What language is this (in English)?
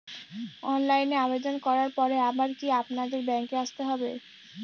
Bangla